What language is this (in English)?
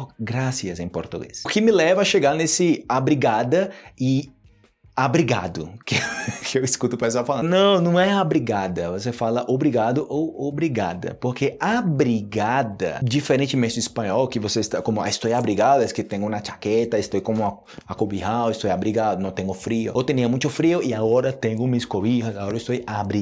Portuguese